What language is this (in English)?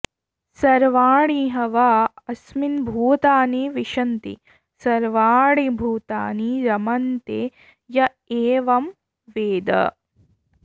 Sanskrit